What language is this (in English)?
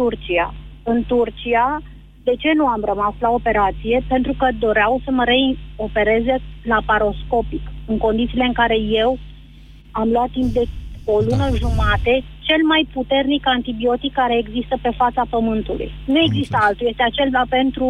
Romanian